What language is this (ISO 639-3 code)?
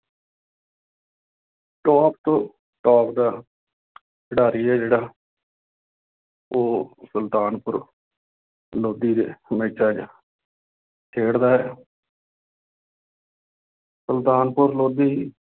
pan